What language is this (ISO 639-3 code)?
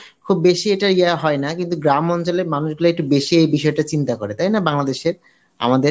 ben